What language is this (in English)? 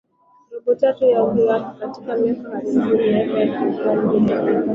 Swahili